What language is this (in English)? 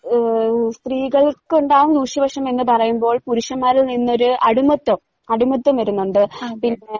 Malayalam